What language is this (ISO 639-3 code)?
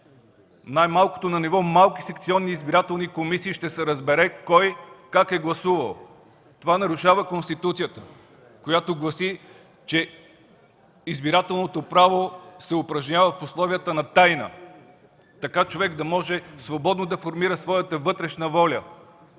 bul